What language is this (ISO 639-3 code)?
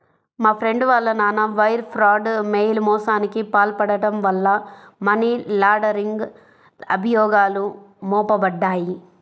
tel